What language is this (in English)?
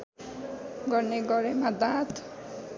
Nepali